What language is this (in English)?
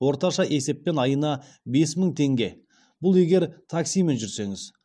Kazakh